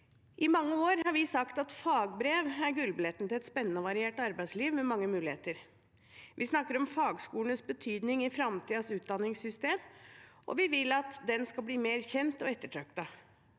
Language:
Norwegian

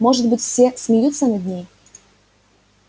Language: Russian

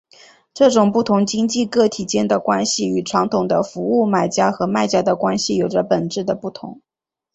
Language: Chinese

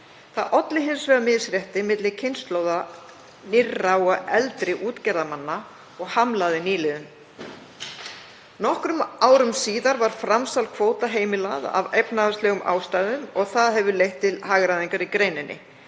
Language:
Icelandic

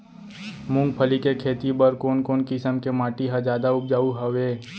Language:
Chhattisgarhi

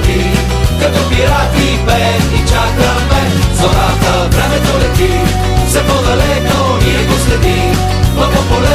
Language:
Bulgarian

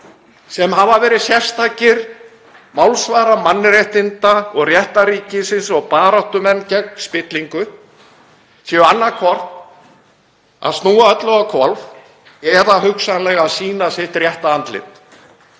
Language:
Icelandic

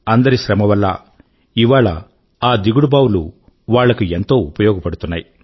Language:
Telugu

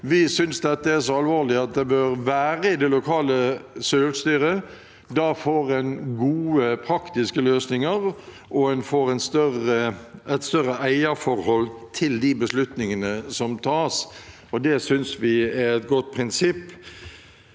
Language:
Norwegian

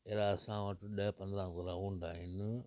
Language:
Sindhi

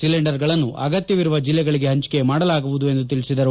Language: Kannada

